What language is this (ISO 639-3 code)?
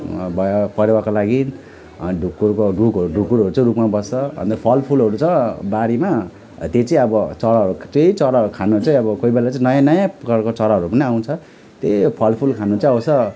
nep